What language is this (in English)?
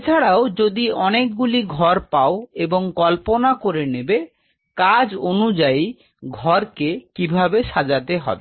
Bangla